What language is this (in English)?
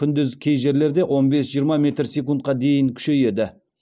Kazakh